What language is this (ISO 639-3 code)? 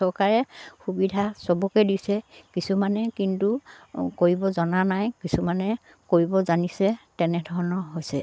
asm